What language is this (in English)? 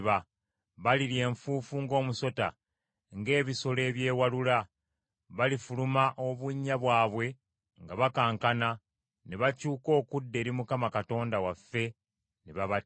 Ganda